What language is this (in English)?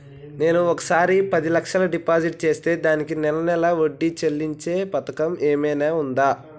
Telugu